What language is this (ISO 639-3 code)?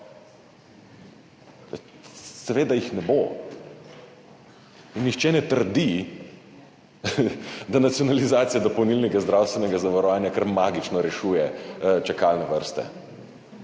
slv